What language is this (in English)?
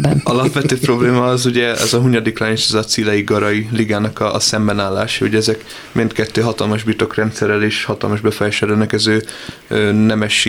Hungarian